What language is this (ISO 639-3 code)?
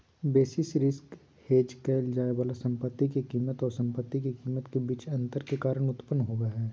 mag